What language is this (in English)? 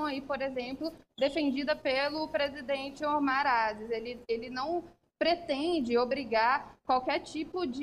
Portuguese